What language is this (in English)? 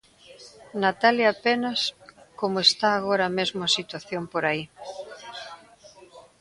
Galician